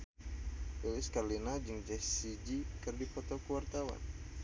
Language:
Sundanese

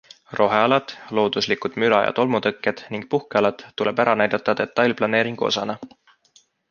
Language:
Estonian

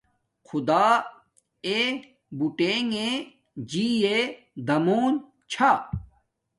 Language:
Domaaki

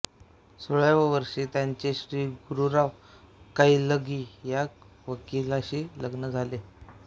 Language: Marathi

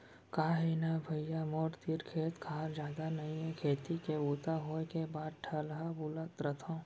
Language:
Chhattisgarhi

